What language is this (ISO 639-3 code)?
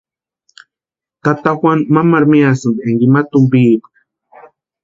pua